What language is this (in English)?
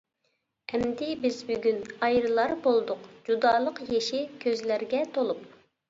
Uyghur